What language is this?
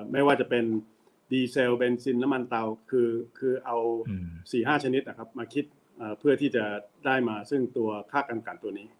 Thai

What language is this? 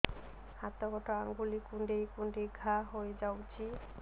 Odia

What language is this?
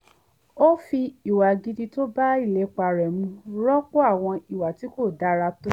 Yoruba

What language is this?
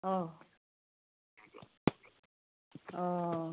Manipuri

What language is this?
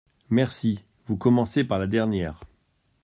French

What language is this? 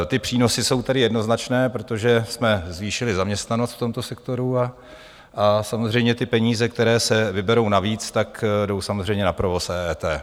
Czech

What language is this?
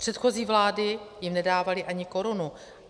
Czech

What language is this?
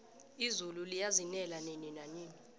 South Ndebele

